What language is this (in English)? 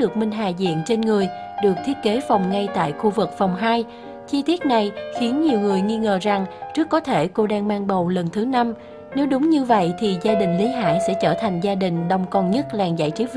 Vietnamese